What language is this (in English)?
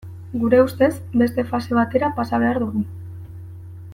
Basque